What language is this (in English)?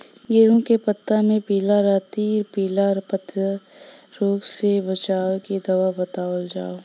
Bhojpuri